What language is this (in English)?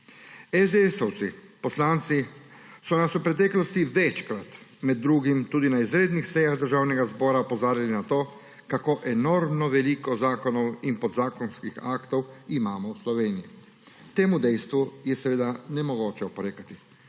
Slovenian